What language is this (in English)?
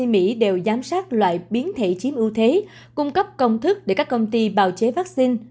Vietnamese